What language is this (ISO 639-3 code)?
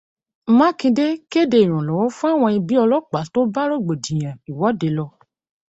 yor